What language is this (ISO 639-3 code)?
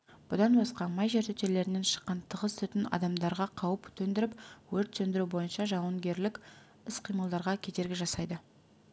kaz